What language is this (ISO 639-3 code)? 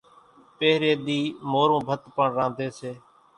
gjk